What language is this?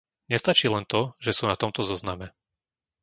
Slovak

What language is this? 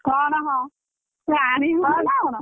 Odia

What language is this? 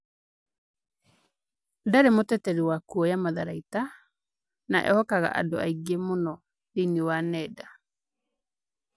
Kikuyu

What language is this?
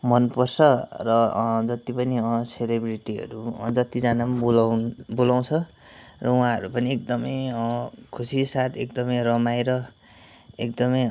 Nepali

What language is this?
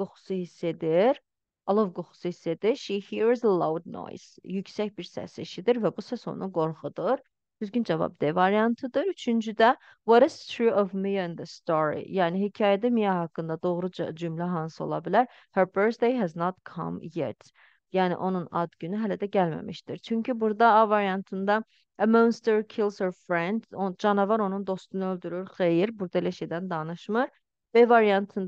Turkish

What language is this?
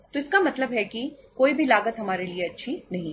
Hindi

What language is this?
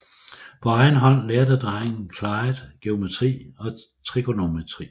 Danish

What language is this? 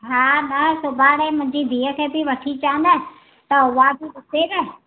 Sindhi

